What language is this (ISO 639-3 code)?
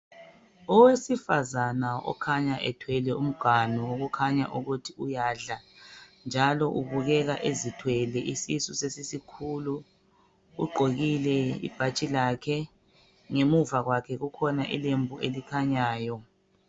nde